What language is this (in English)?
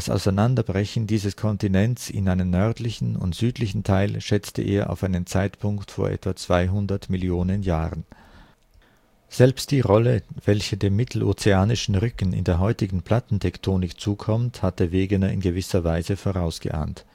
German